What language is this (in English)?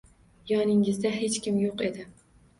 Uzbek